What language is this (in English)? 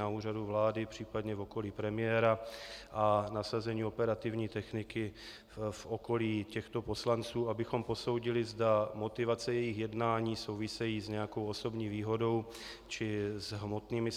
Czech